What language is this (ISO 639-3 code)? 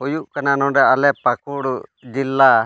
sat